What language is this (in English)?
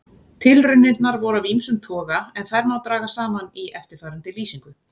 Icelandic